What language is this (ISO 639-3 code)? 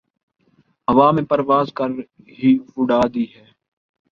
urd